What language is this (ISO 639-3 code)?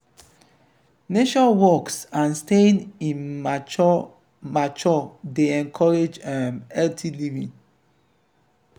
pcm